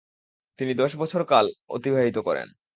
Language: Bangla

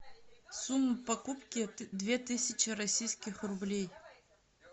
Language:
Russian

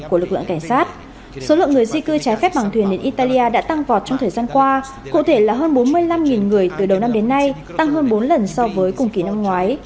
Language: Vietnamese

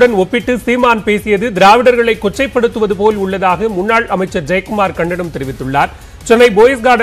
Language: Romanian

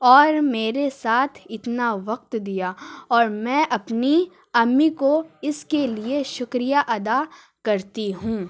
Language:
Urdu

